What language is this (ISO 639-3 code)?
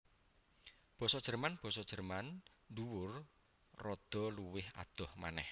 jav